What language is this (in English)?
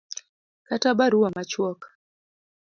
Luo (Kenya and Tanzania)